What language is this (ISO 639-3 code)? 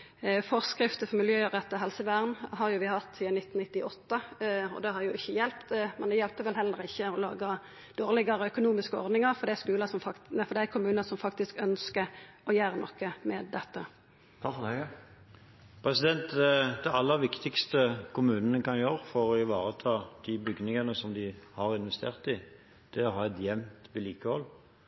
nor